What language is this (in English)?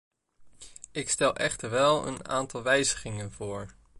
Dutch